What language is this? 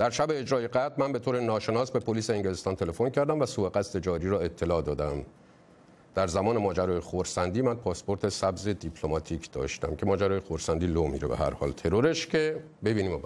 Persian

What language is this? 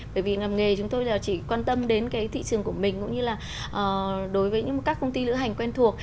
Vietnamese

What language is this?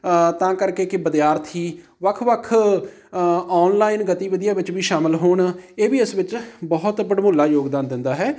Punjabi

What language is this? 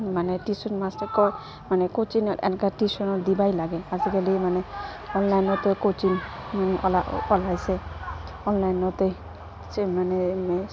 Assamese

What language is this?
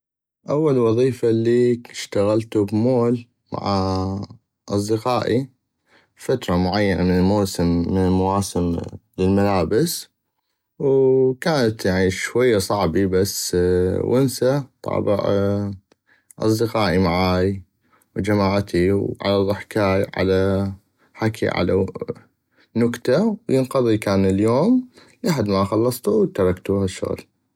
North Mesopotamian Arabic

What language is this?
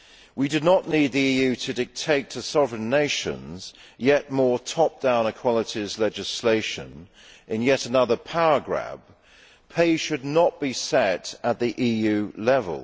English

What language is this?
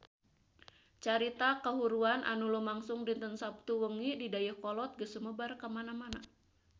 Sundanese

